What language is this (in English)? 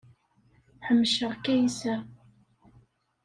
Kabyle